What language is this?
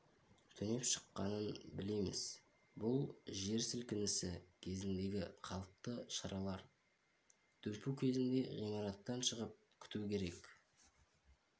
Kazakh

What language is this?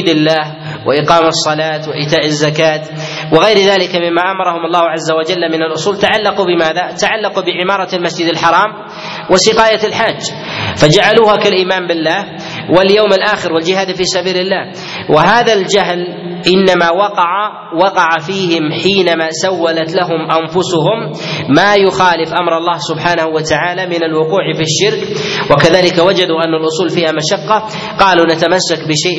Arabic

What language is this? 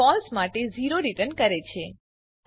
Gujarati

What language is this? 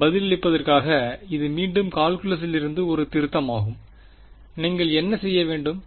Tamil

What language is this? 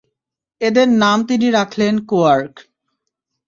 Bangla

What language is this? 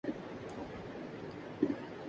Urdu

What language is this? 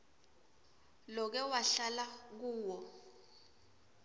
Swati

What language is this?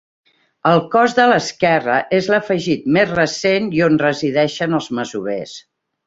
Catalan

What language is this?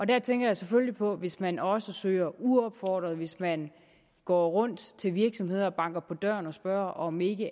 Danish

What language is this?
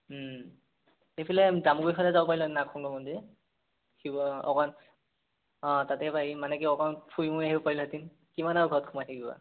Assamese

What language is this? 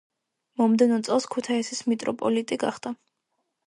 Georgian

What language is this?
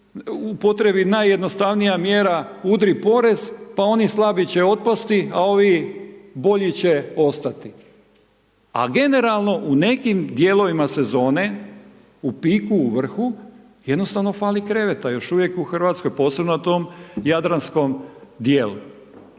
Croatian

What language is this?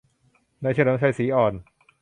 Thai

